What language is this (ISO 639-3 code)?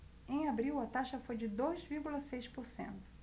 por